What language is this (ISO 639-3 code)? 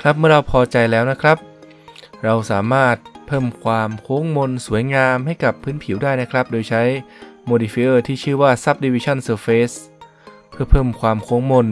tha